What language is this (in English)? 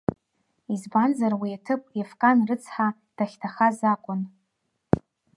Abkhazian